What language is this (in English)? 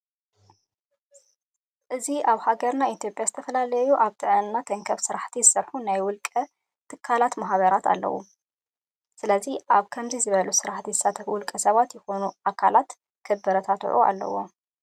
Tigrinya